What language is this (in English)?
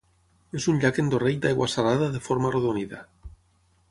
Catalan